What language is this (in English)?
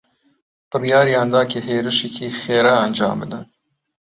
Central Kurdish